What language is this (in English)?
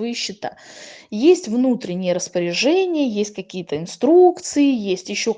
Russian